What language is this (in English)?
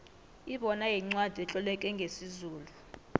South Ndebele